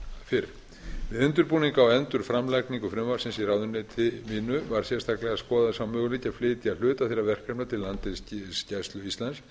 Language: Icelandic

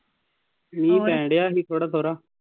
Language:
Punjabi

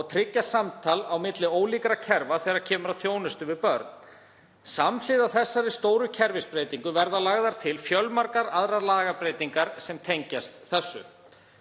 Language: Icelandic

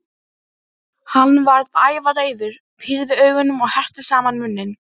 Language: Icelandic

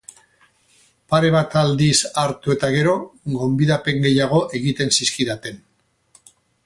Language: Basque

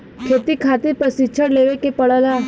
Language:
Bhojpuri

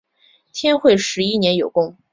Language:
Chinese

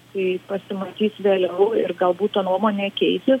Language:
Lithuanian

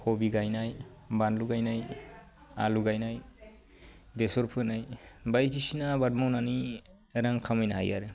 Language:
Bodo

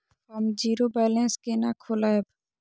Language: Maithili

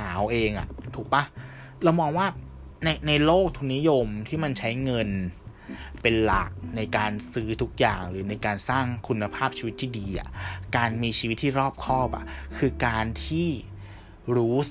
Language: Thai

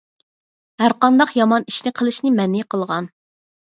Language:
Uyghur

